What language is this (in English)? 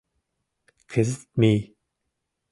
Mari